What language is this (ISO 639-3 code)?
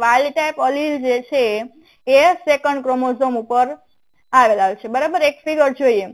hin